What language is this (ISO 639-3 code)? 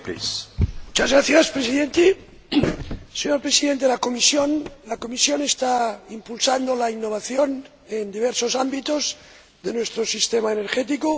spa